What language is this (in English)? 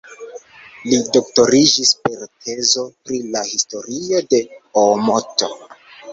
Esperanto